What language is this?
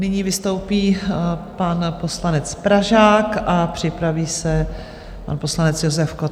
Czech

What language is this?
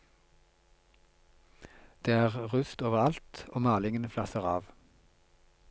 Norwegian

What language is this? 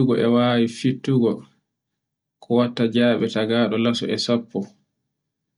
Borgu Fulfulde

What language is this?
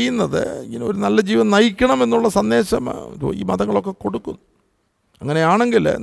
Malayalam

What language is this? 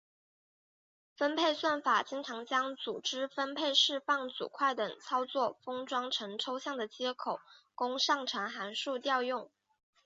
Chinese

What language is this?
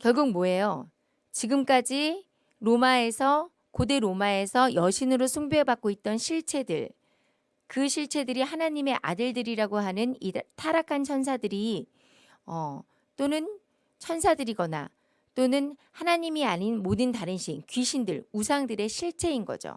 Korean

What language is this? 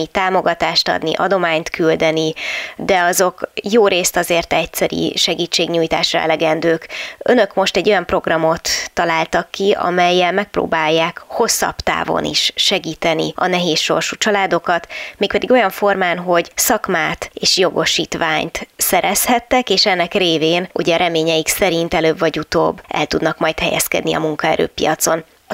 Hungarian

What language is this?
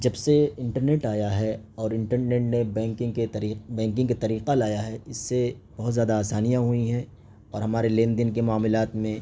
Urdu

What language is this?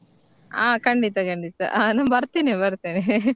Kannada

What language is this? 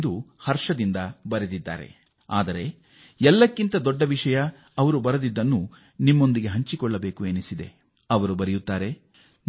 Kannada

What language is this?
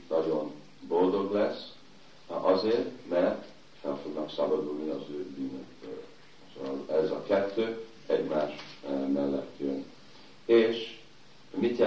Hungarian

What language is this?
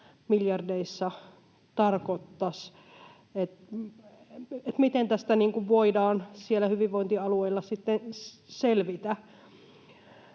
Finnish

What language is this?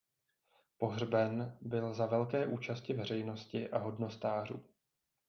Czech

